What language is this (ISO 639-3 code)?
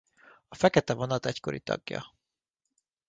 hun